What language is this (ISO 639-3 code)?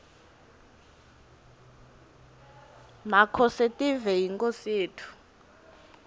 ssw